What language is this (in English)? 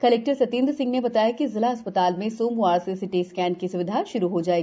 Hindi